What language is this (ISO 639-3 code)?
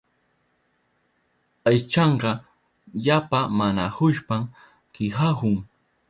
qup